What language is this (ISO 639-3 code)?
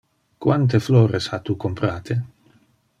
ina